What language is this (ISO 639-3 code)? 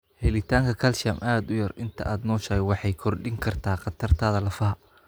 som